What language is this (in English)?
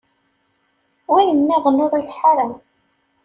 Kabyle